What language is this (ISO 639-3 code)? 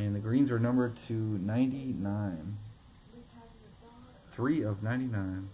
eng